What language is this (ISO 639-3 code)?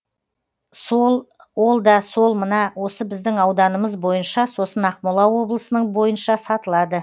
kaz